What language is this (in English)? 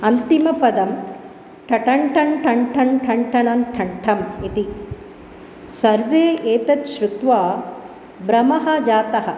Sanskrit